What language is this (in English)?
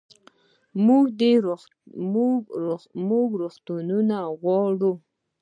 Pashto